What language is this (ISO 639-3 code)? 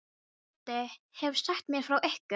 isl